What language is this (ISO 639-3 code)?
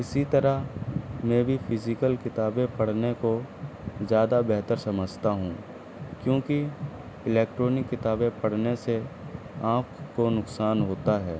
urd